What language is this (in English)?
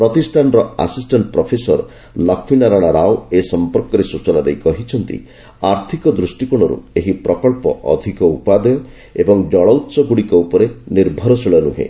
Odia